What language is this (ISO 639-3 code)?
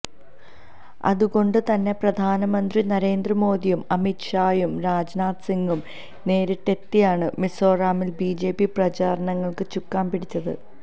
mal